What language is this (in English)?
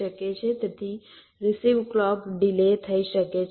Gujarati